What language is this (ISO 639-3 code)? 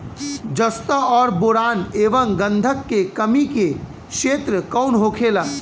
bho